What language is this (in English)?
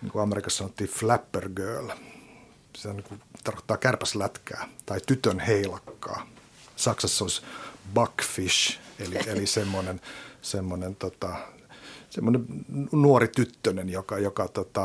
Finnish